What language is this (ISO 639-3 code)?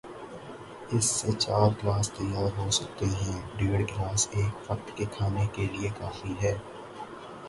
urd